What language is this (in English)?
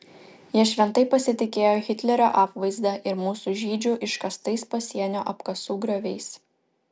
Lithuanian